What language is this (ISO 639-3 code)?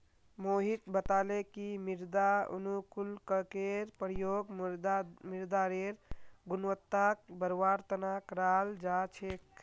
mag